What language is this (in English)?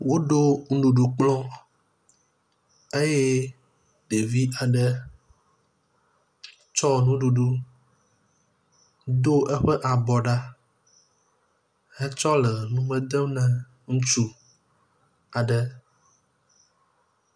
Ewe